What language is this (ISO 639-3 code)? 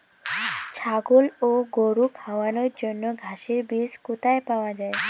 ben